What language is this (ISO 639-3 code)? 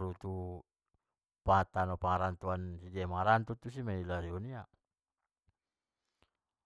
btm